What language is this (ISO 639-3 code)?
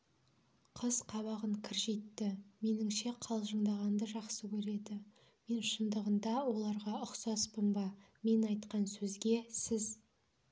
kaz